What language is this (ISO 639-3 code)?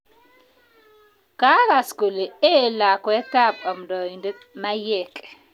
kln